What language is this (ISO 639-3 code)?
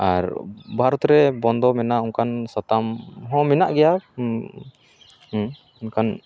sat